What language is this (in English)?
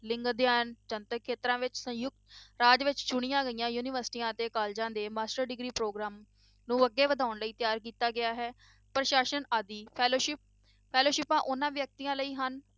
Punjabi